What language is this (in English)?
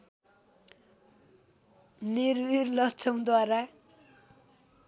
Nepali